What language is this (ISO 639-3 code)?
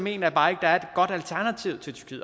dan